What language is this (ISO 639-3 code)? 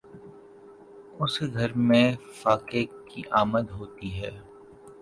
urd